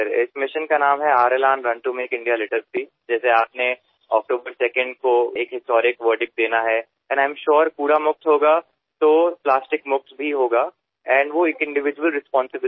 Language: Marathi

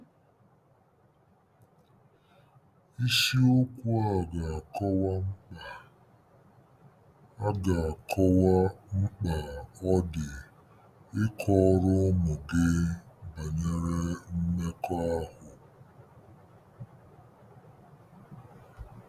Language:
Igbo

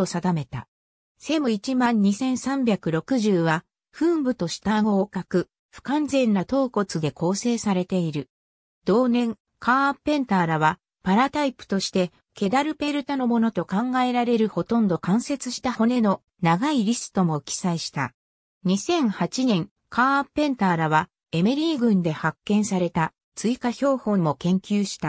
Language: Japanese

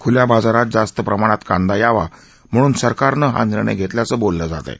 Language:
Marathi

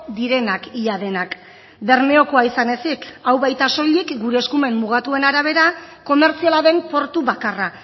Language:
Basque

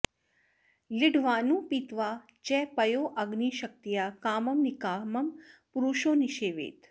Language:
Sanskrit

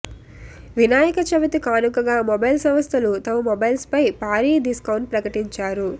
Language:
Telugu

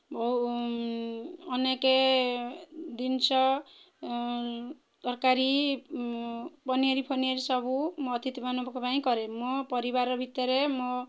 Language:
Odia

